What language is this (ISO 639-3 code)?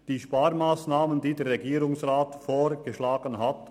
gsw